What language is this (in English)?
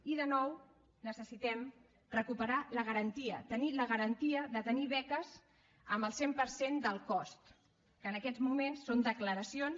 Catalan